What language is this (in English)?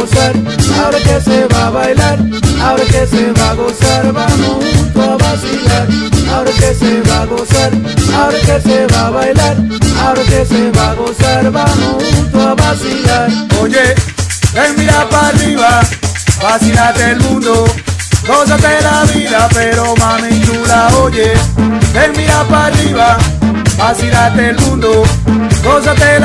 Spanish